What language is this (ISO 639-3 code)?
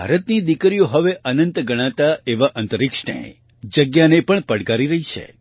guj